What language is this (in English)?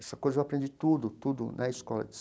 Portuguese